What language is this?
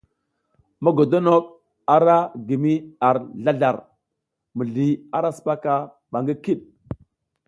South Giziga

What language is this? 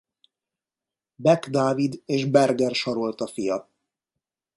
Hungarian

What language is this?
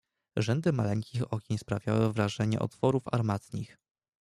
Polish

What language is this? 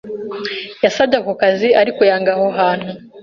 Kinyarwanda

